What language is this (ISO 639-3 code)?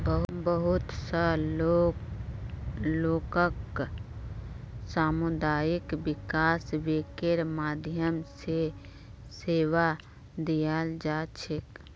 mag